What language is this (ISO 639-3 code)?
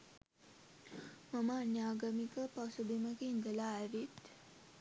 sin